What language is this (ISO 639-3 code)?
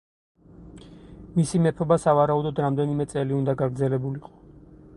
kat